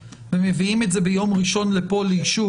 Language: Hebrew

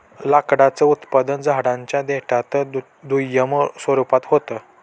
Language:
Marathi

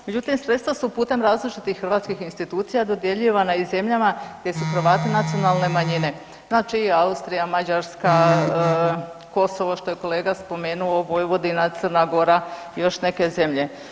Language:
Croatian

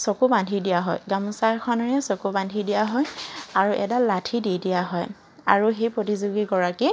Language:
Assamese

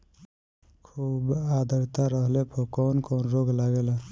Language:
Bhojpuri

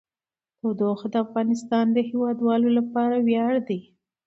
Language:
Pashto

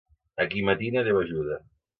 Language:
Catalan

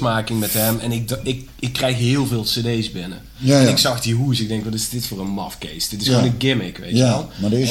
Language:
Dutch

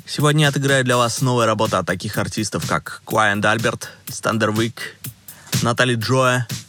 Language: Russian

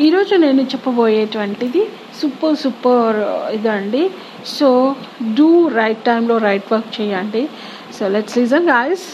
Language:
Telugu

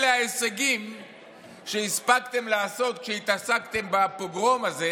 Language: Hebrew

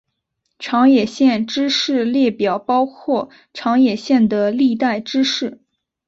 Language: Chinese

